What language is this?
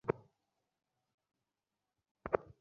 Bangla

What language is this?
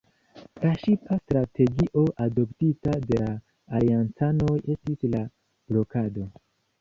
Esperanto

